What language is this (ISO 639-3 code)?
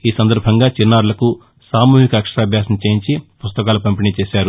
tel